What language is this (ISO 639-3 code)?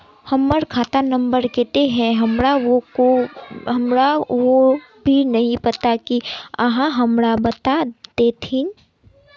mag